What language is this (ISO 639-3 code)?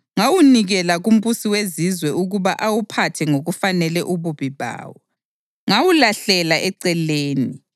nde